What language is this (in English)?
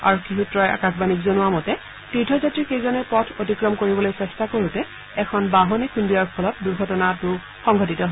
Assamese